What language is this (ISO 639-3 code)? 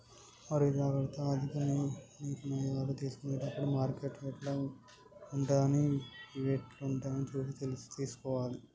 tel